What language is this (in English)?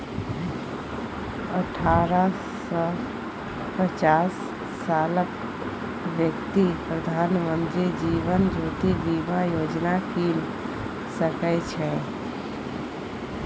Maithili